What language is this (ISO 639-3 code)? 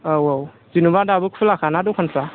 brx